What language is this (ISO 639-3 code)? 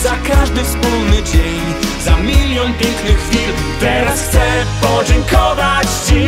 pol